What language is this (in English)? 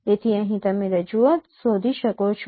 Gujarati